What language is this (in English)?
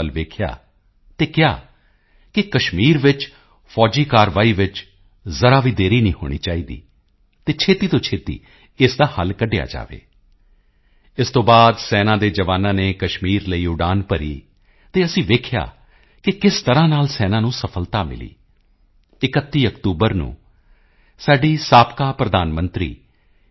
Punjabi